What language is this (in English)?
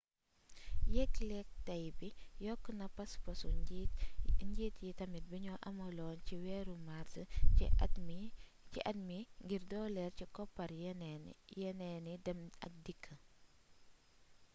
Wolof